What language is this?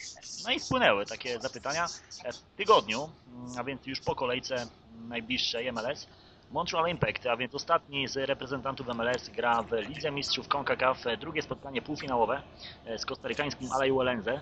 Polish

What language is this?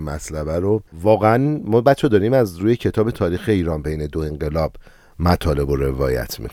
Persian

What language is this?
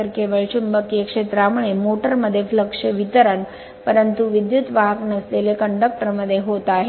Marathi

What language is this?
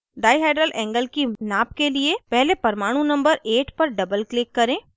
Hindi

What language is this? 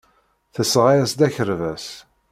Kabyle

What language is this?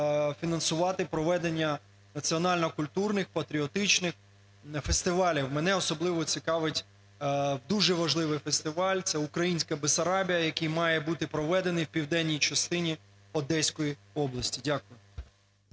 Ukrainian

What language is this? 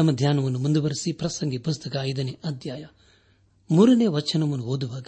Kannada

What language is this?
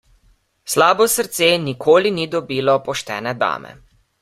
Slovenian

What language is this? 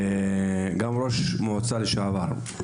Hebrew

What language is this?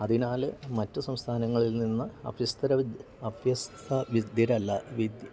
Malayalam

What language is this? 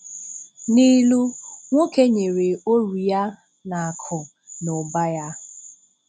Igbo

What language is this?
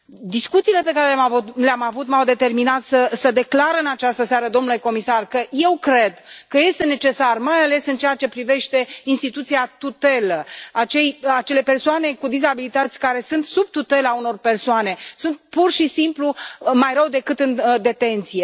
Romanian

